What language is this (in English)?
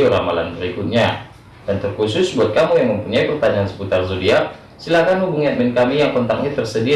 Indonesian